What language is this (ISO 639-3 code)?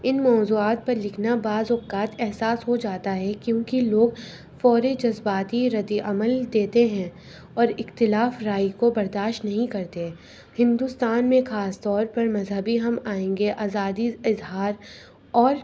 urd